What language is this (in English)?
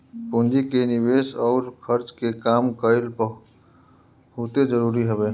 Bhojpuri